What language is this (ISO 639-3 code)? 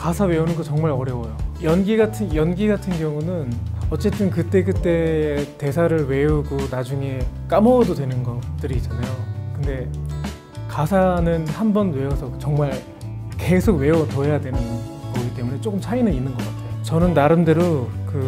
kor